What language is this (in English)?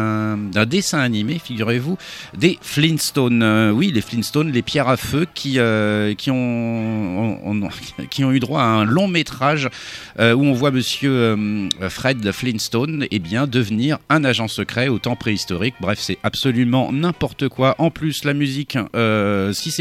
French